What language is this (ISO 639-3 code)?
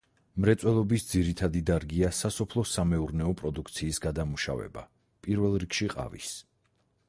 kat